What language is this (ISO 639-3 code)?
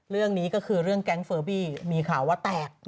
tha